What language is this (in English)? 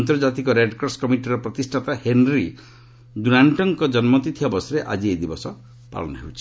Odia